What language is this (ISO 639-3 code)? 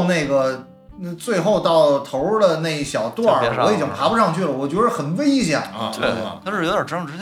zho